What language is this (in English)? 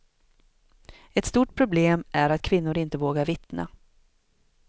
Swedish